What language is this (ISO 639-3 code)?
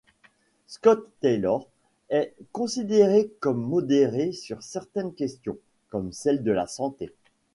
fra